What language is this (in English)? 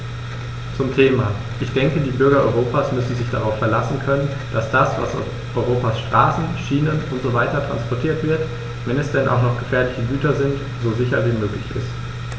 German